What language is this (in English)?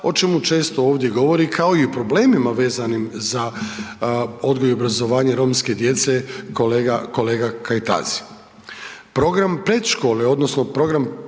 Croatian